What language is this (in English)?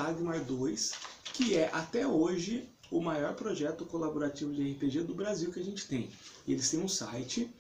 Portuguese